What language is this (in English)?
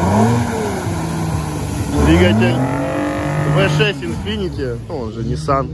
Russian